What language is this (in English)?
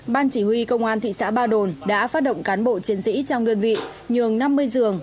Vietnamese